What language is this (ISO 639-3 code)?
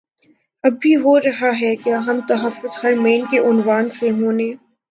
urd